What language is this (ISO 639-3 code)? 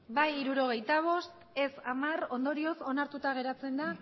eus